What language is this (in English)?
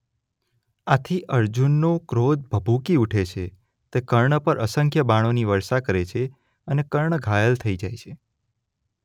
Gujarati